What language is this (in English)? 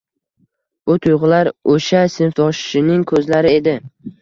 Uzbek